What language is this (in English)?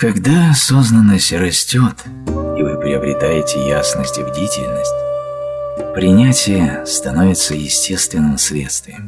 Russian